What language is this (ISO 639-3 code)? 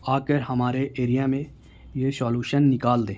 urd